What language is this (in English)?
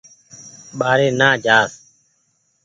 Goaria